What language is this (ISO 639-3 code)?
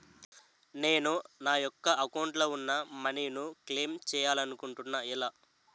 tel